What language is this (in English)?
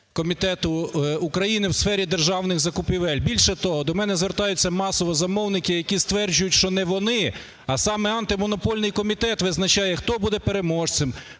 Ukrainian